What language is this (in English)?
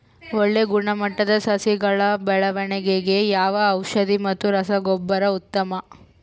Kannada